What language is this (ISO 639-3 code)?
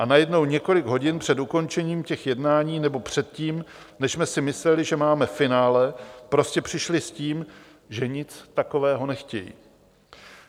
ces